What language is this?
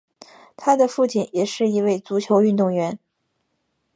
Chinese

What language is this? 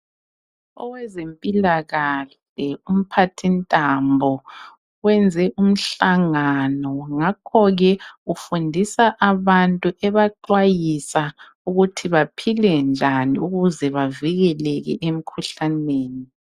North Ndebele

